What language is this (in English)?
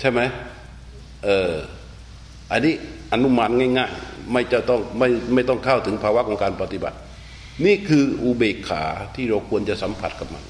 Thai